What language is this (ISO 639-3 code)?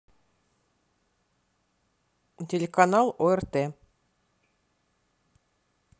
rus